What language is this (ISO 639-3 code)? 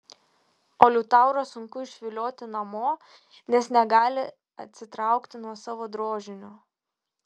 lit